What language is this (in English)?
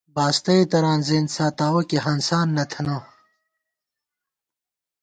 Gawar-Bati